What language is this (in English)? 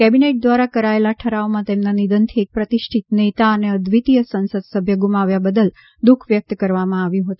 Gujarati